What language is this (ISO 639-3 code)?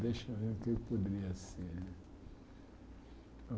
por